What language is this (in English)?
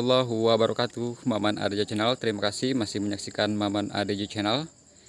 Indonesian